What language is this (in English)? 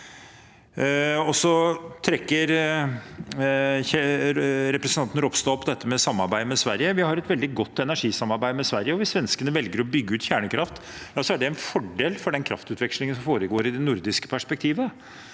Norwegian